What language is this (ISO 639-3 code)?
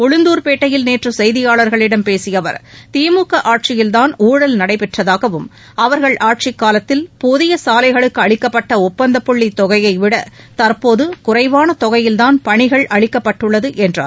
tam